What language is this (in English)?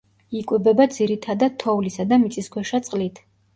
Georgian